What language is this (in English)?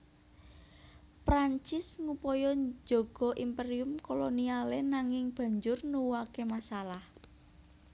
Javanese